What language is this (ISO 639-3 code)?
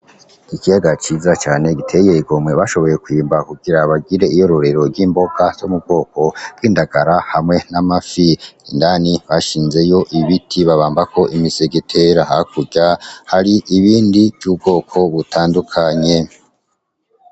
run